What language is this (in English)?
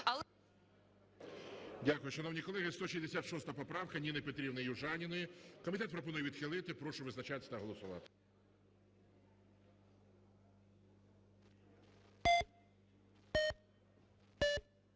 Ukrainian